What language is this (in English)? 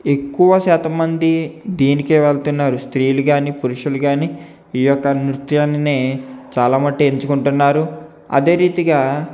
Telugu